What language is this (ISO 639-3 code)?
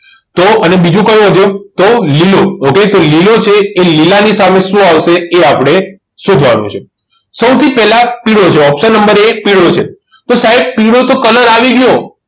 guj